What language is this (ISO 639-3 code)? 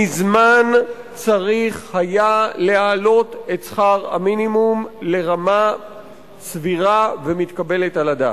heb